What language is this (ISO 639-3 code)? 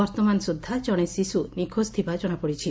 ori